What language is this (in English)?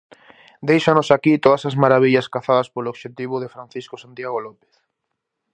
Galician